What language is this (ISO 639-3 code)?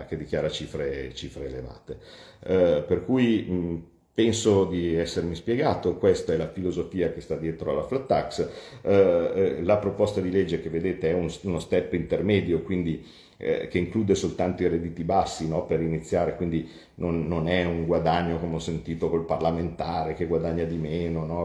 ita